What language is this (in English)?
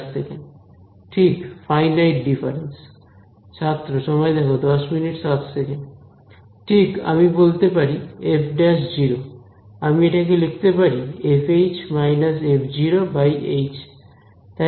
Bangla